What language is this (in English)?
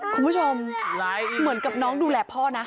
Thai